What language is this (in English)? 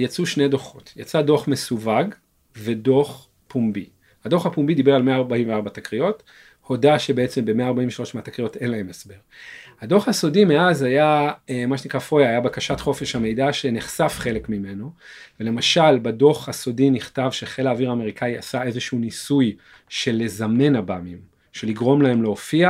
Hebrew